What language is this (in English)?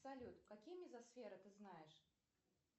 Russian